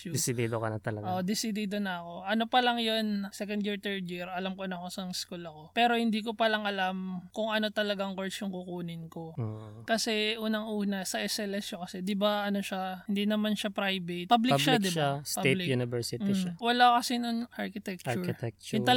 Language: Filipino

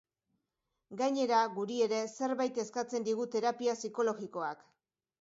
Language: Basque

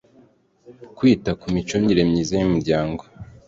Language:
Kinyarwanda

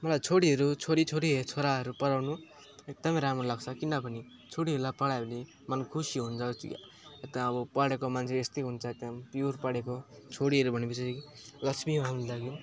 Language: Nepali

